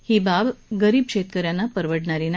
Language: Marathi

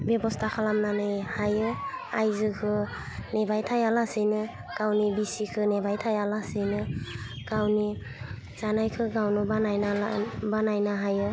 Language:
Bodo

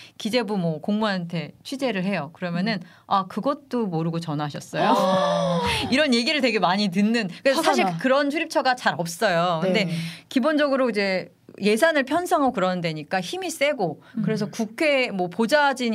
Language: Korean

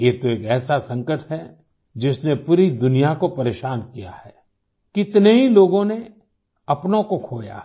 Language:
Hindi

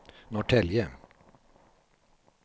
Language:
Swedish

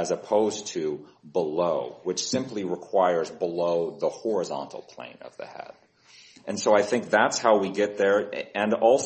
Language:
English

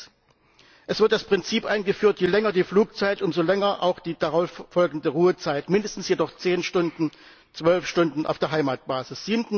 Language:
German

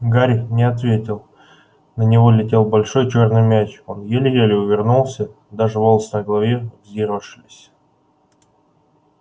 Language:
Russian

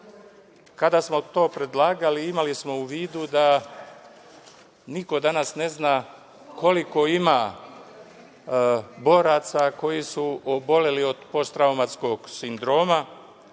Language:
Serbian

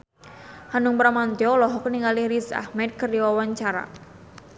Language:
Sundanese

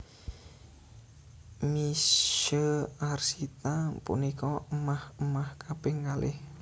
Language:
Javanese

